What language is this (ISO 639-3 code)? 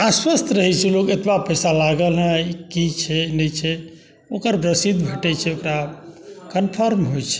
mai